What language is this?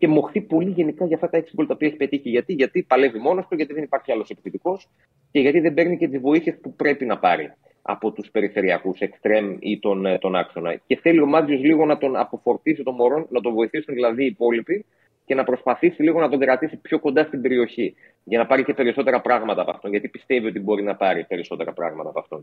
Greek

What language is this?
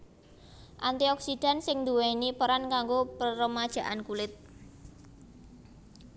Javanese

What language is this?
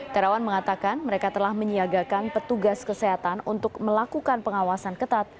Indonesian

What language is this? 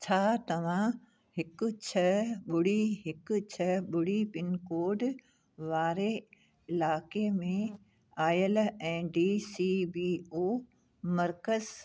Sindhi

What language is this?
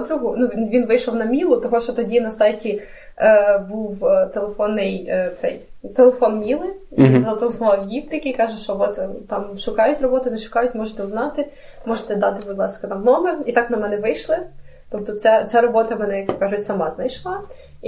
Ukrainian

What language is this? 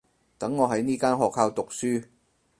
Cantonese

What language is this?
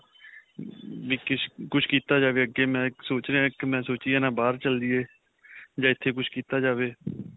Punjabi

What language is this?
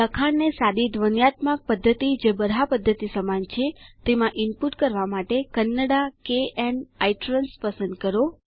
Gujarati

